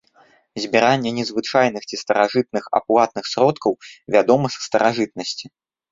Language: Belarusian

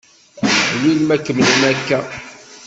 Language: Kabyle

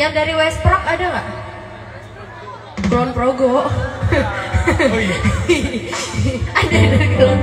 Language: Indonesian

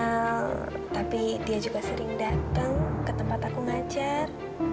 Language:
Indonesian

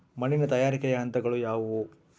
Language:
Kannada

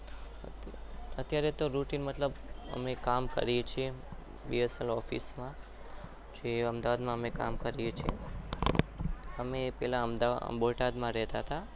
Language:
Gujarati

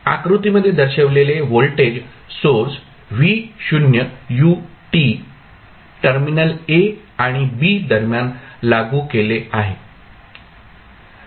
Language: Marathi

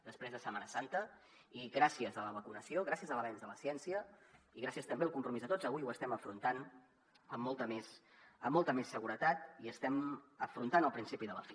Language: Catalan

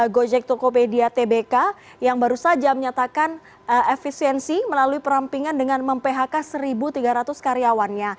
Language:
Indonesian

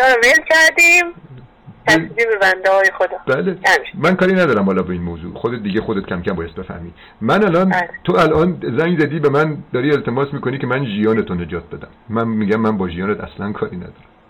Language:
Persian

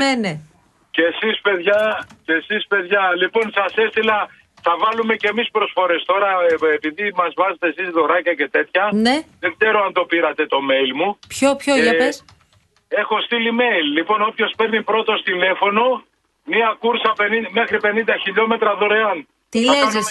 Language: Greek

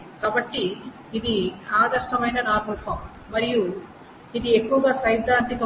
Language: Telugu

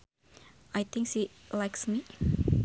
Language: Sundanese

